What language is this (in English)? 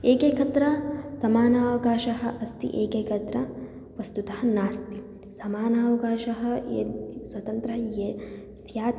Sanskrit